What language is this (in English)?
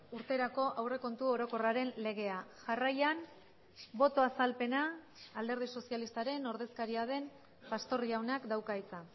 Basque